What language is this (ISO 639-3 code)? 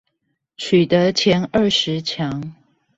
zho